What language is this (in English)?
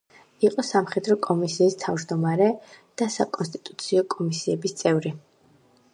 Georgian